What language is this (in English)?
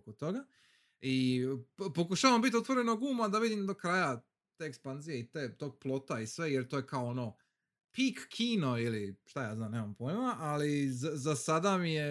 Croatian